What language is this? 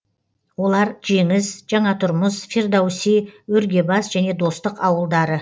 Kazakh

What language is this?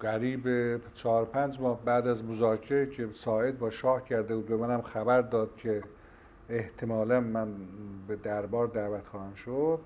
Persian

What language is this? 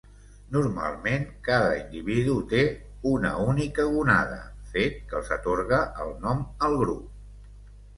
Catalan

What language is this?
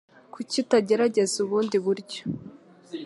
Kinyarwanda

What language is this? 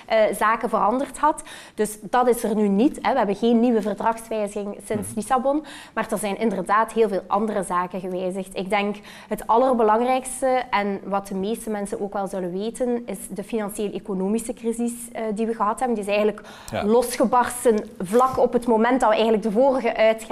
Dutch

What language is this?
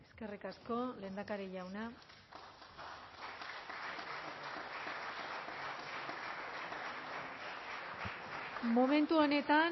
Basque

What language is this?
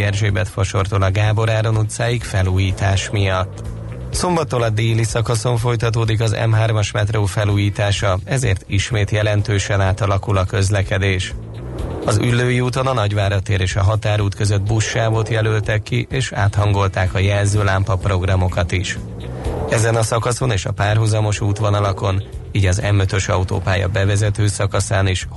Hungarian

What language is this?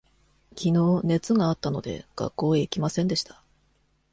Japanese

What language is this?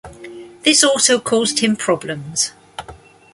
English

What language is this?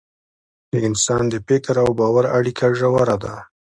Pashto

